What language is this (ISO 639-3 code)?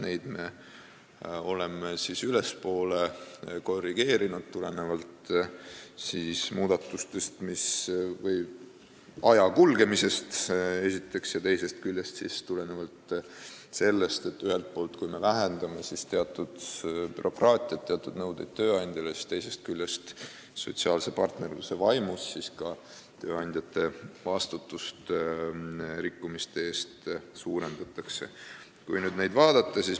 est